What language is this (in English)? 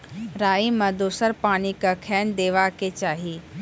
Maithili